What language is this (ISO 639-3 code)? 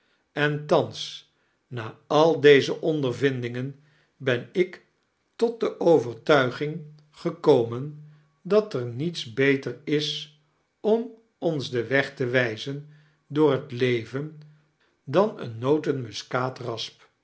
nld